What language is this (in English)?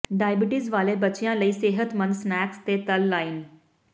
Punjabi